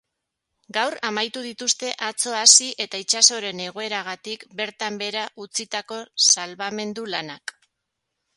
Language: Basque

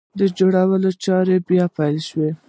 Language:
Pashto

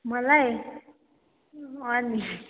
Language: Nepali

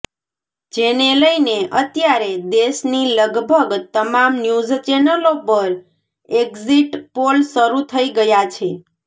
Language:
Gujarati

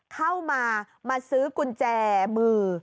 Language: Thai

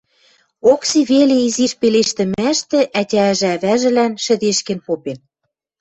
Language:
Western Mari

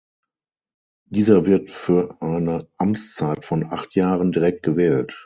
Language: German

